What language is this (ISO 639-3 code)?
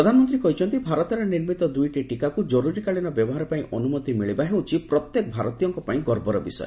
ori